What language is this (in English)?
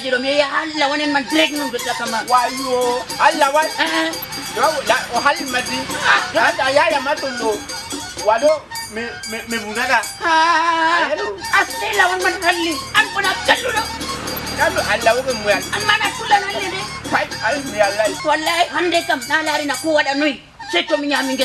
Indonesian